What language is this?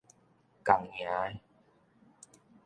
Min Nan Chinese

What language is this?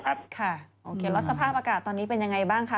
Thai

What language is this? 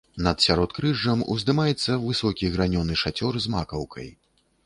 Belarusian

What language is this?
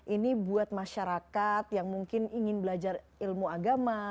Indonesian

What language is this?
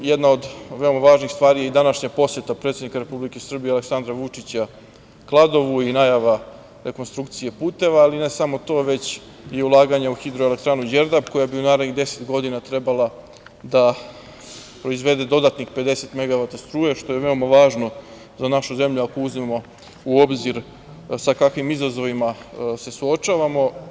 Serbian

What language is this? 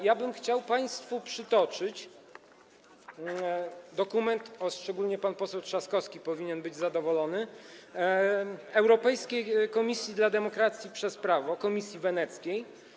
Polish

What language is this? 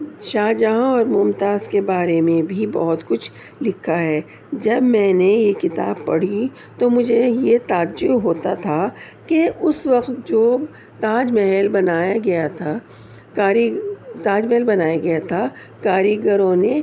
Urdu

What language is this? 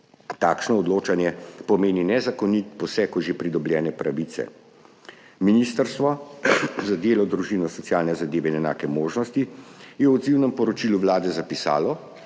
Slovenian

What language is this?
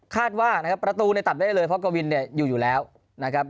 Thai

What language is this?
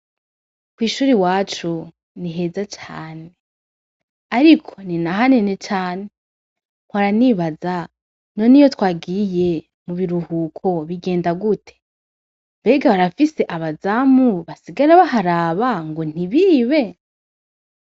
Rundi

